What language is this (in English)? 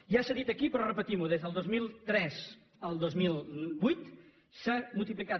Catalan